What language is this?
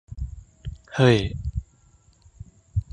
Thai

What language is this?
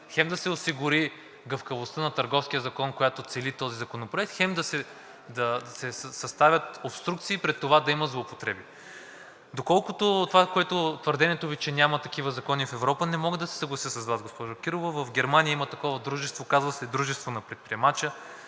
Bulgarian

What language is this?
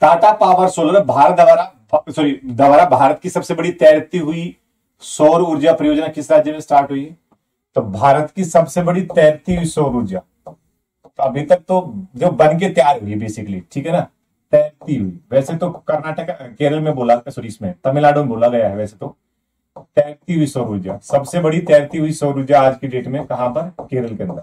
Hindi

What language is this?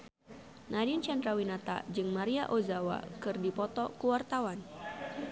Sundanese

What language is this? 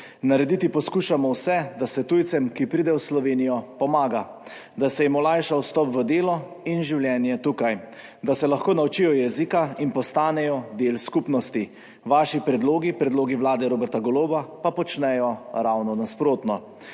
Slovenian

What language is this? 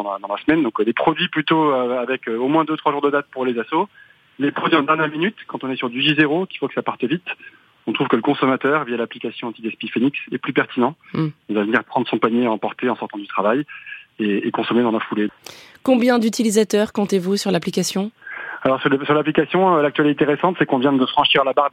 French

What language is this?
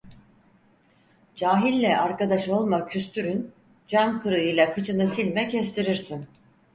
Turkish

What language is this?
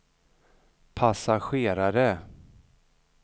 Swedish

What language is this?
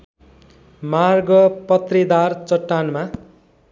Nepali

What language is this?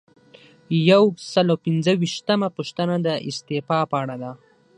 Pashto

